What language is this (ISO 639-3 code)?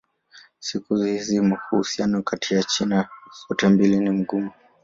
swa